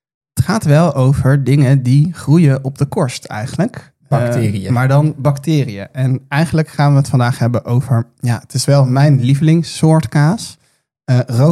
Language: Dutch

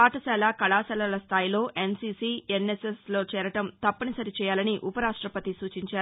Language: Telugu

